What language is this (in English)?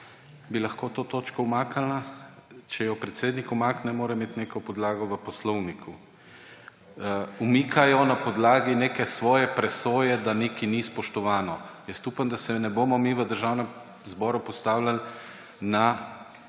Slovenian